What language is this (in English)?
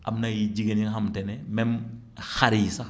Wolof